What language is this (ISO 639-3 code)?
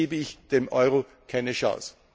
deu